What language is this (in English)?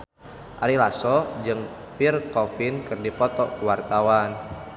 Sundanese